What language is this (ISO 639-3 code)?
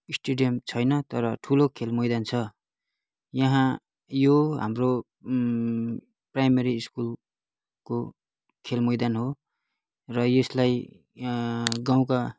nep